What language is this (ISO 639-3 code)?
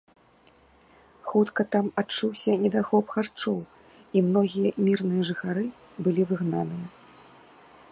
bel